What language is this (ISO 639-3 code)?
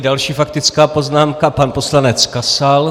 ces